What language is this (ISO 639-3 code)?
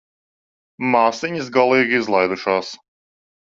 lav